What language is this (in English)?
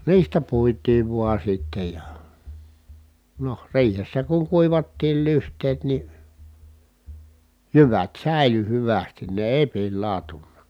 Finnish